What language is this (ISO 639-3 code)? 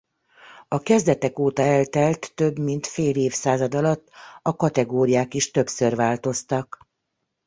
hun